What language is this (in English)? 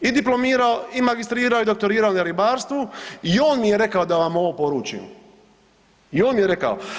Croatian